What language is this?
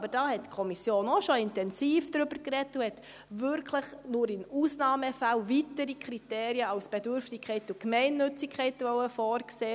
Swiss German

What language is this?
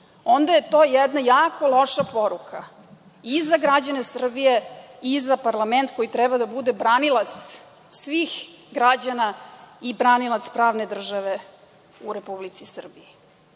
Serbian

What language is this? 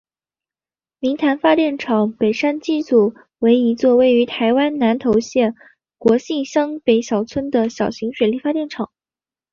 Chinese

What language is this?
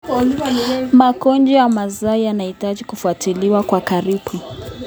Kalenjin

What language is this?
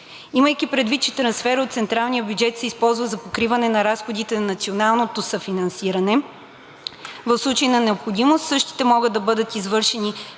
Bulgarian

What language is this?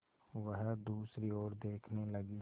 Hindi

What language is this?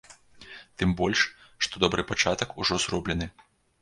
Belarusian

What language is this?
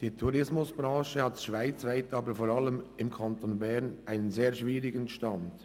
Swiss German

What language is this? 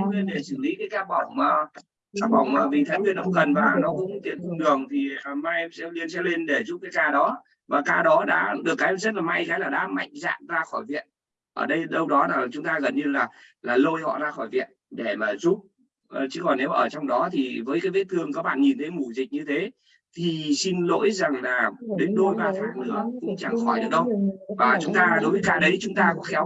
Vietnamese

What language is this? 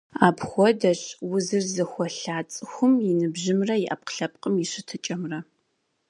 Kabardian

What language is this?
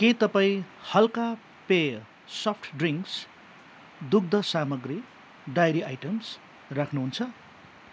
Nepali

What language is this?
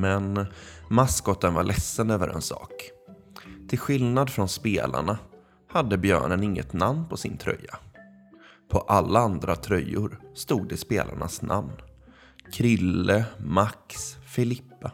Swedish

